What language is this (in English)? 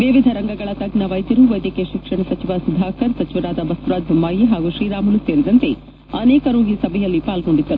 Kannada